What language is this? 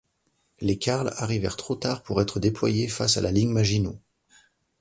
French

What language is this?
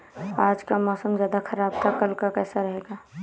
Hindi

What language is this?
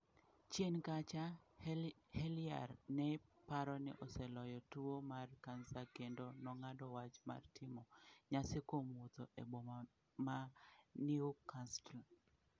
Luo (Kenya and Tanzania)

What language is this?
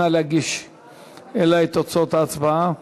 Hebrew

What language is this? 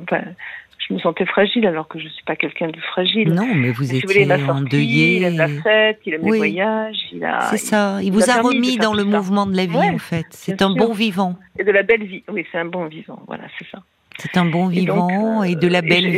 French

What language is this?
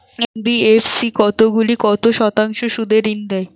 Bangla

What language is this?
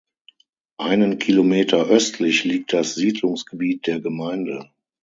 German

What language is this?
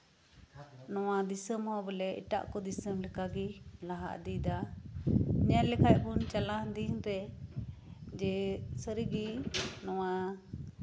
Santali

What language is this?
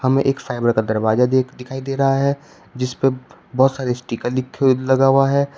Hindi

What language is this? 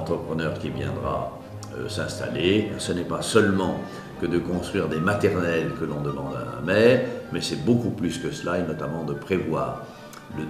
French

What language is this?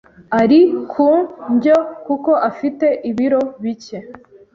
Kinyarwanda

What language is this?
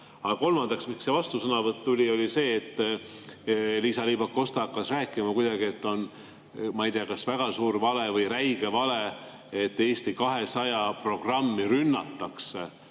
Estonian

